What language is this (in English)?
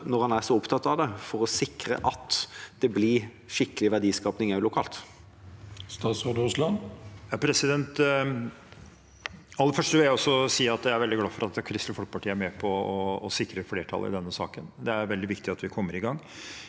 Norwegian